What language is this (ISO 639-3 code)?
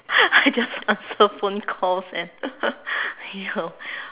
eng